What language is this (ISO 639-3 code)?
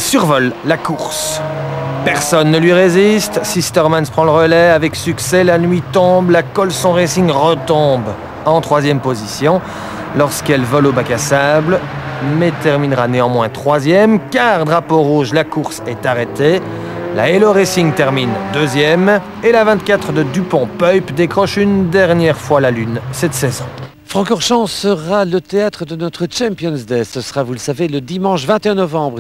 fra